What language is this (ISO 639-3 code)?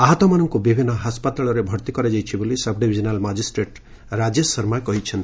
ori